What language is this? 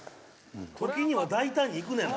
Japanese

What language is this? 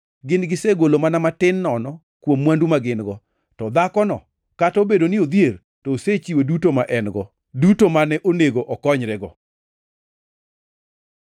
Luo (Kenya and Tanzania)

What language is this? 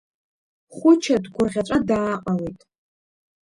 Abkhazian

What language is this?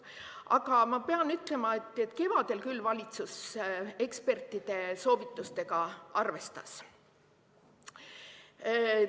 Estonian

